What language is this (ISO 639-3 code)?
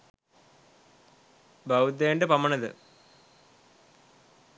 sin